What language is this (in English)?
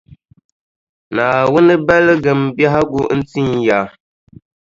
Dagbani